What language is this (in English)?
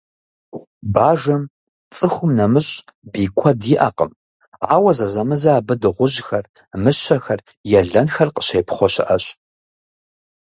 Kabardian